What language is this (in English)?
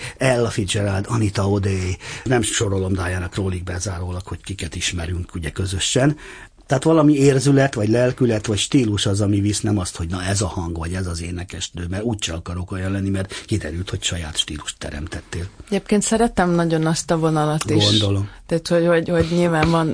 Hungarian